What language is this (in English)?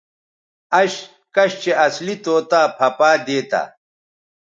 Bateri